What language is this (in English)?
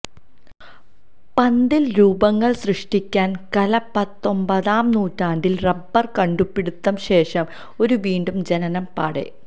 Malayalam